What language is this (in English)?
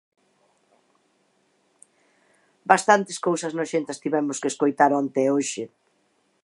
Galician